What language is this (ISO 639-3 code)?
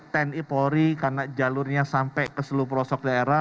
ind